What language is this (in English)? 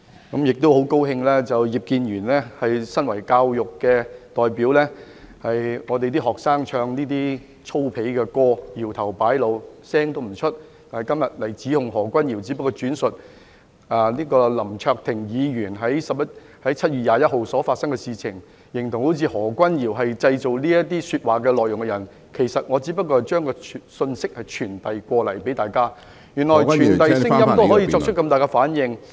Cantonese